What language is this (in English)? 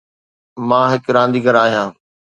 Sindhi